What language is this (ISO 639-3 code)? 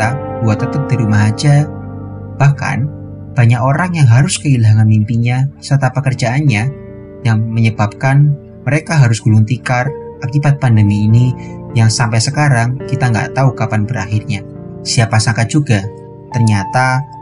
ind